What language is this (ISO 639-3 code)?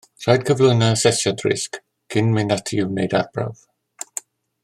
cym